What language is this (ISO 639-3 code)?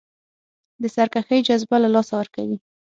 pus